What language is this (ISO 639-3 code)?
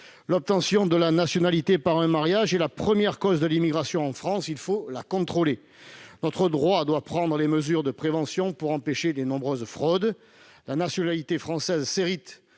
fra